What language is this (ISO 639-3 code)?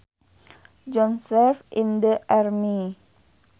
sun